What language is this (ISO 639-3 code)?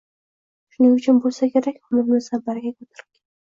uzb